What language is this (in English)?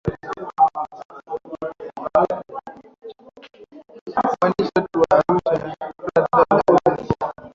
Swahili